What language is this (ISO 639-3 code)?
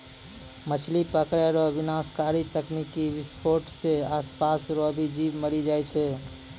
mai